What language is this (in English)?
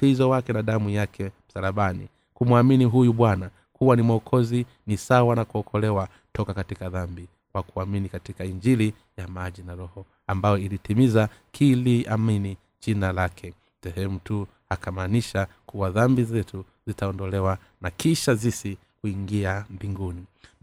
Swahili